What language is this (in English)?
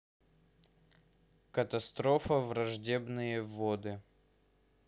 Russian